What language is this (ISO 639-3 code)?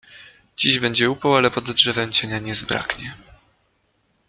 pol